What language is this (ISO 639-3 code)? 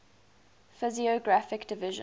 eng